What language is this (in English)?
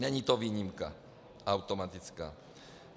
Czech